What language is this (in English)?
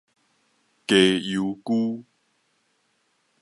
Min Nan Chinese